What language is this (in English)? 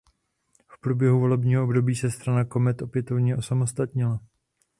Czech